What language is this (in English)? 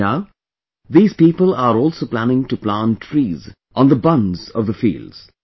English